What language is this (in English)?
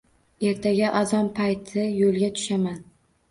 Uzbek